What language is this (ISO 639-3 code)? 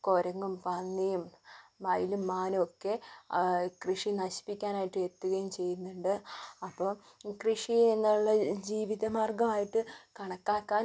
mal